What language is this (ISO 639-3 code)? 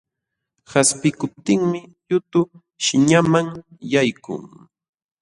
qxw